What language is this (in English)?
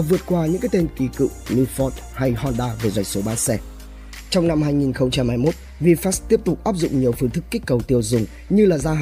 Vietnamese